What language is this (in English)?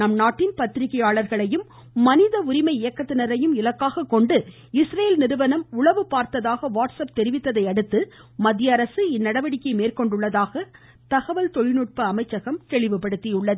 Tamil